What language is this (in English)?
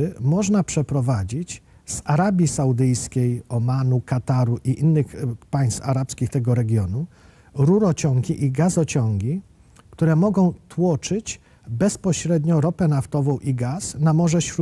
Polish